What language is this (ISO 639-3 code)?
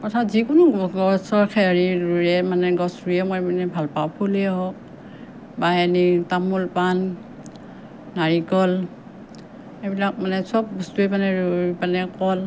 asm